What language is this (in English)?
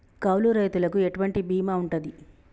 Telugu